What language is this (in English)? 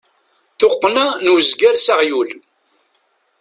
Kabyle